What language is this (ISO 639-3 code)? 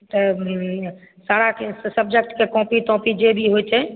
mai